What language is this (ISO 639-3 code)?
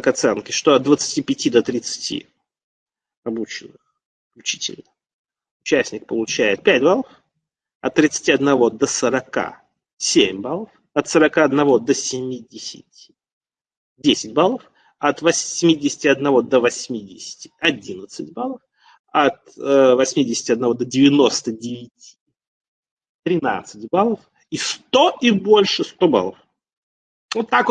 rus